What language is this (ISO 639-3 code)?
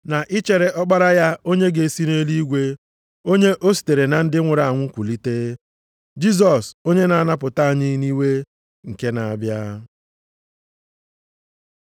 ibo